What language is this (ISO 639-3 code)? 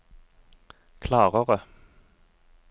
nor